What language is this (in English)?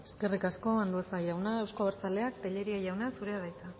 Basque